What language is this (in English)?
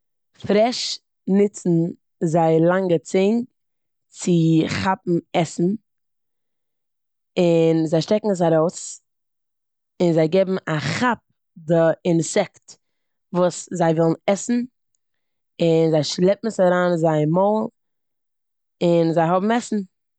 Yiddish